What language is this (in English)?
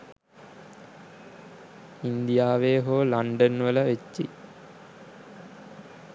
Sinhala